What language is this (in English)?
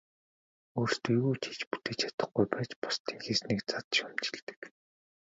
Mongolian